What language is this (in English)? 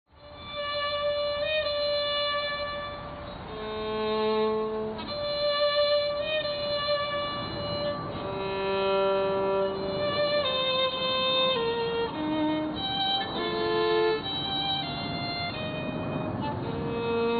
French